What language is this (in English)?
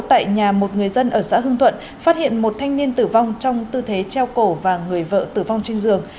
Vietnamese